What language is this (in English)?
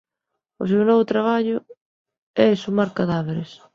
Galician